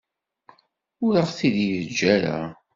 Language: Kabyle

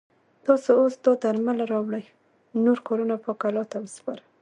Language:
Pashto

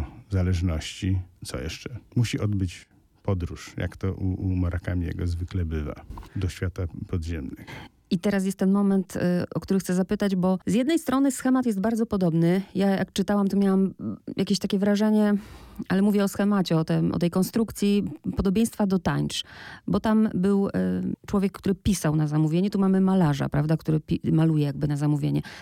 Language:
Polish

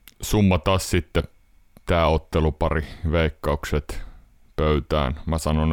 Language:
Finnish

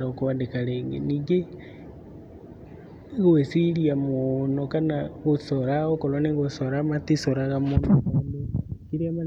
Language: Kikuyu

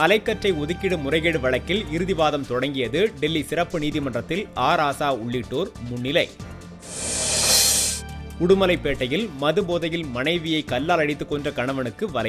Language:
Turkish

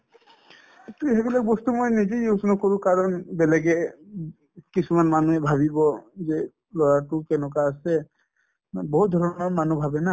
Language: Assamese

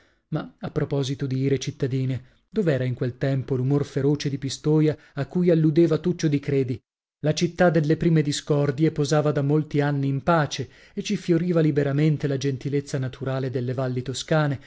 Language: Italian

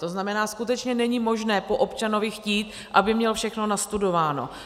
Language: Czech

